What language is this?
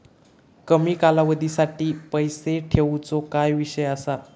Marathi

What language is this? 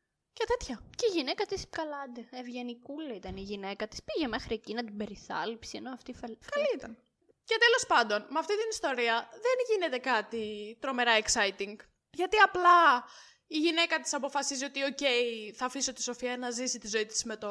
Greek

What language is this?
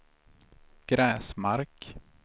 Swedish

